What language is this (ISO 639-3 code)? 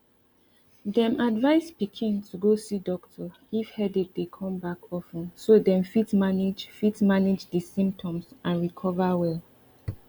pcm